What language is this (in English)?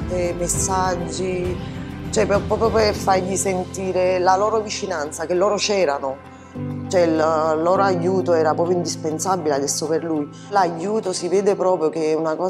Italian